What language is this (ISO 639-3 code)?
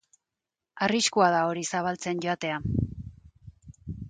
eus